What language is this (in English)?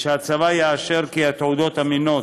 Hebrew